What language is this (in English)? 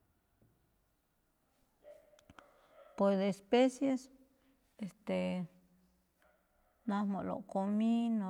Malinaltepec Me'phaa